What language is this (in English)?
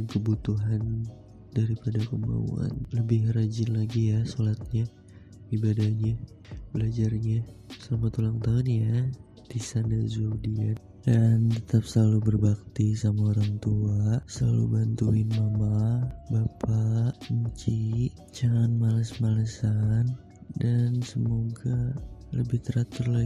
Indonesian